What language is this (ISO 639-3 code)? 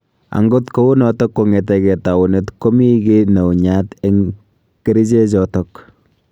kln